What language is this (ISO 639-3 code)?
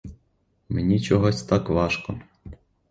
ukr